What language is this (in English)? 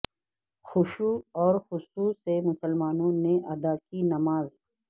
Urdu